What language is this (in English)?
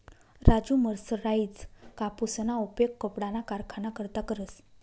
Marathi